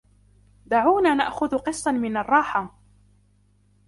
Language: Arabic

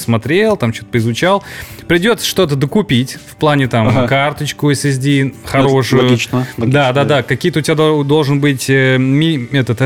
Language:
Russian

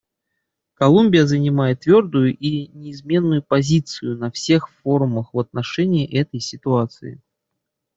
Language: Russian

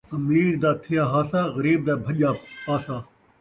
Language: Saraiki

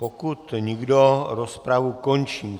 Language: Czech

